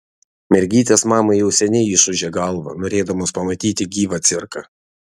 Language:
Lithuanian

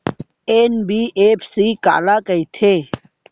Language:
Chhattisgarhi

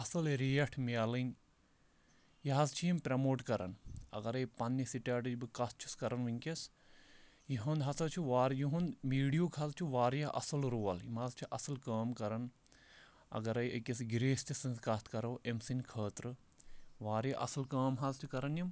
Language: Kashmiri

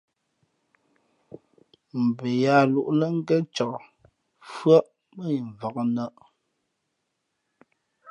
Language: Fe'fe'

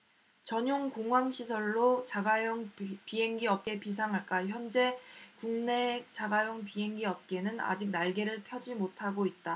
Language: Korean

